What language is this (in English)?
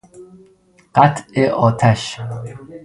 Persian